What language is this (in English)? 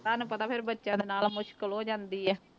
Punjabi